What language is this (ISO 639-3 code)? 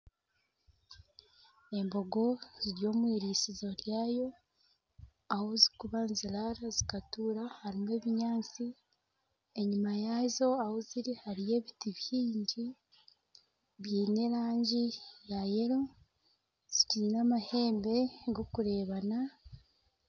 nyn